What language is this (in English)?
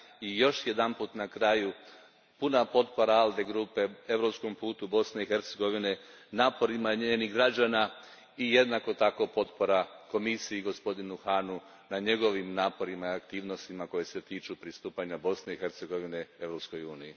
Croatian